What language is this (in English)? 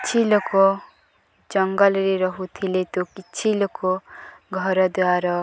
Odia